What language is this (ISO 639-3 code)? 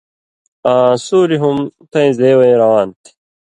mvy